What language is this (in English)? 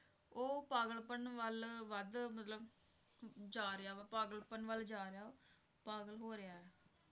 Punjabi